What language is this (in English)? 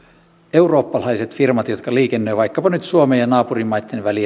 Finnish